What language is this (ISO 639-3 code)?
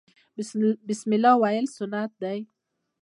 pus